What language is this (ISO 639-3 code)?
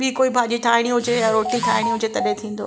snd